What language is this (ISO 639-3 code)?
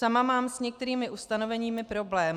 ces